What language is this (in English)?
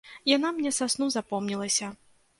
Belarusian